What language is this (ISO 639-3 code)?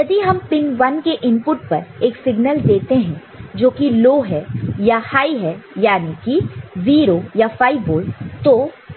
hin